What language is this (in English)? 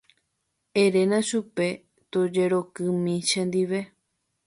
Guarani